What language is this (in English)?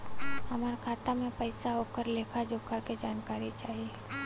Bhojpuri